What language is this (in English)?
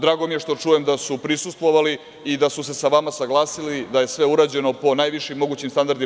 Serbian